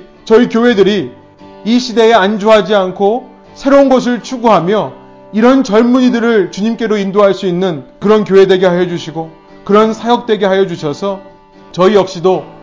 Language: Korean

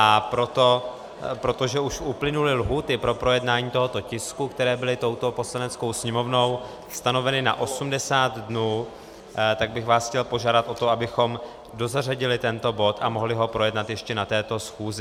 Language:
Czech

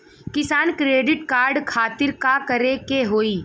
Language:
Bhojpuri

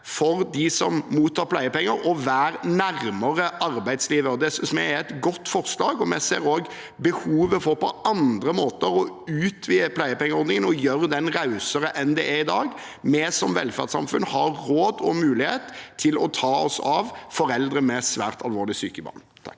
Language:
Norwegian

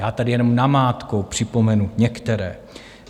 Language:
Czech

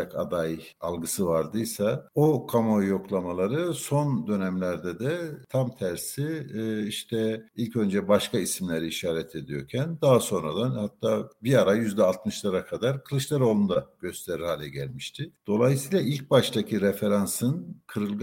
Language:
Turkish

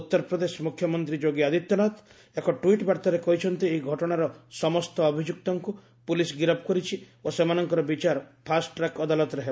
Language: Odia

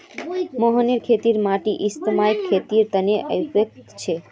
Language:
Magahi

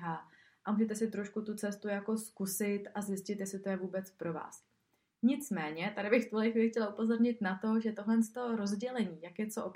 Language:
Czech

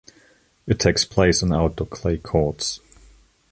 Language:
English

